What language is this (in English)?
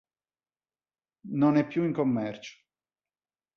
Italian